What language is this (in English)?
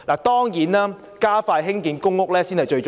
Cantonese